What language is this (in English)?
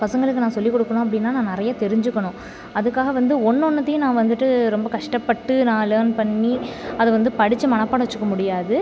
Tamil